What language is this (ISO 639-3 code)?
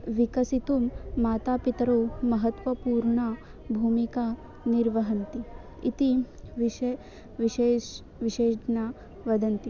san